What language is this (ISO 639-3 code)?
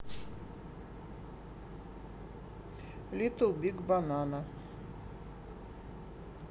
rus